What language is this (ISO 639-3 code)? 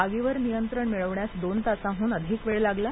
mar